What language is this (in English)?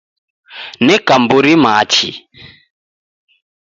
Taita